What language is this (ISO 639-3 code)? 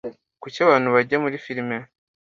kin